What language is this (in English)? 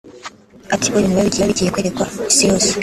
Kinyarwanda